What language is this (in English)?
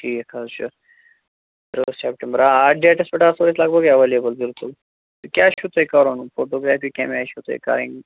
Kashmiri